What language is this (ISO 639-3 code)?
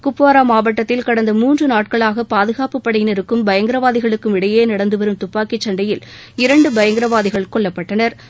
tam